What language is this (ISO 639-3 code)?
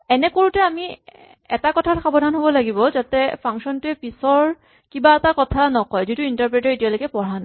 asm